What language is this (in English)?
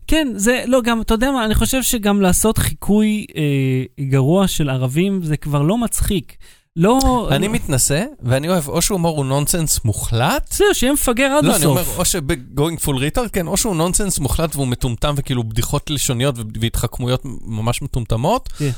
Hebrew